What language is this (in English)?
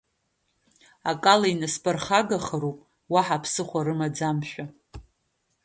Abkhazian